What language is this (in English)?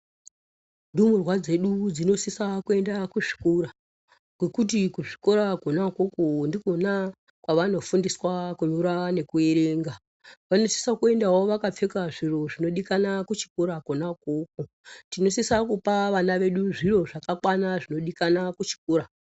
Ndau